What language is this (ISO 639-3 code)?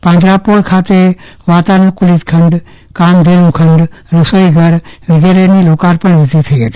guj